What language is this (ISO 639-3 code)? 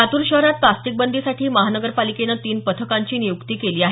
mar